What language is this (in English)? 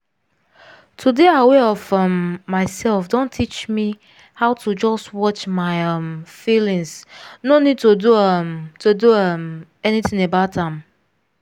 Nigerian Pidgin